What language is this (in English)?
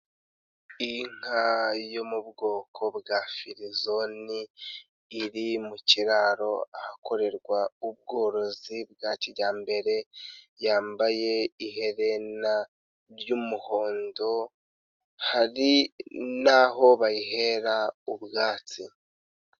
Kinyarwanda